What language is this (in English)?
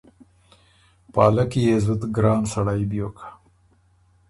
Ormuri